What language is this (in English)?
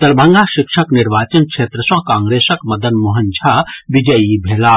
Maithili